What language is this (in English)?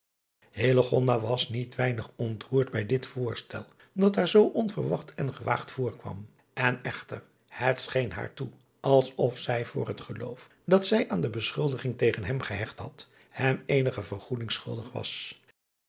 Dutch